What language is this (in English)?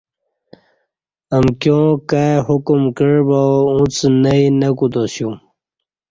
Kati